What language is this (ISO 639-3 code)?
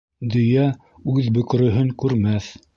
bak